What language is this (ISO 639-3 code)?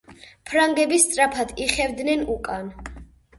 kat